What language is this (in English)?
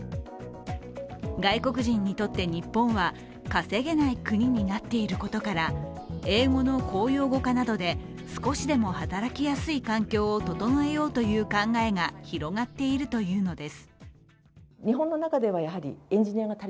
Japanese